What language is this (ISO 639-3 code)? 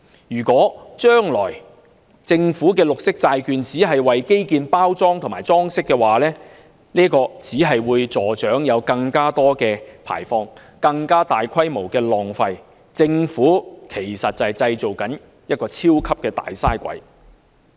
yue